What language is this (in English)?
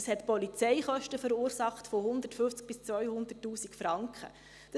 Swiss German